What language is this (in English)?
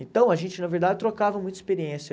Portuguese